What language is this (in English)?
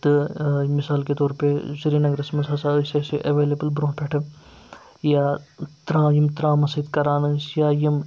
Kashmiri